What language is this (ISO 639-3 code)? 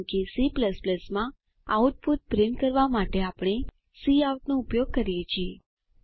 guj